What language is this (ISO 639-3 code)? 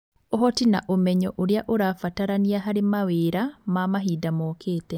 kik